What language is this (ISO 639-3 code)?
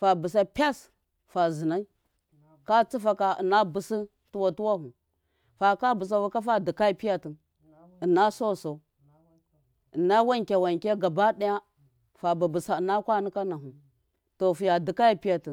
mkf